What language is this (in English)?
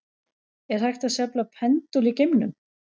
Icelandic